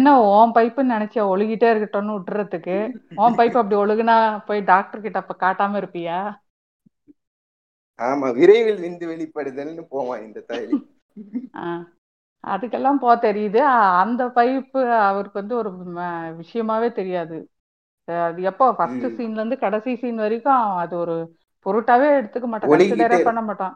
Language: Tamil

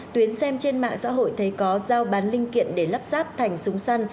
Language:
Vietnamese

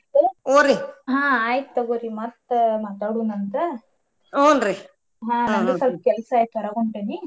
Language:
Kannada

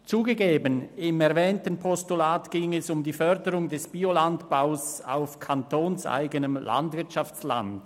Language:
Swiss German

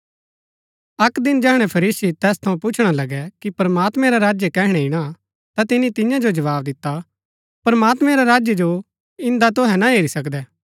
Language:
Gaddi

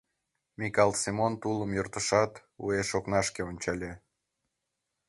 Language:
Mari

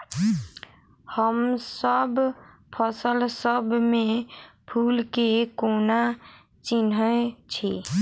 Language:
Maithili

